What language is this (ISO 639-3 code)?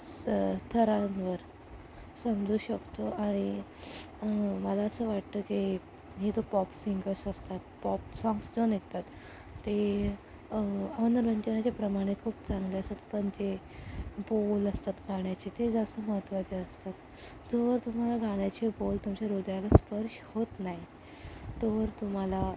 mar